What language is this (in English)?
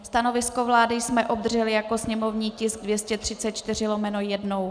Czech